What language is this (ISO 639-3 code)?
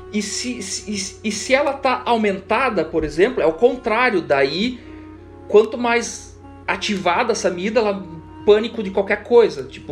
por